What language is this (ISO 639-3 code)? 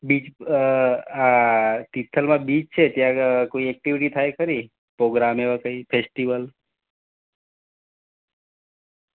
guj